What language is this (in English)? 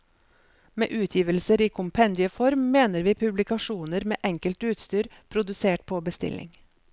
Norwegian